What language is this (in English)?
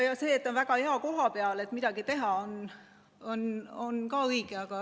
Estonian